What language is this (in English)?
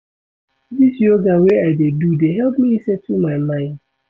Nigerian Pidgin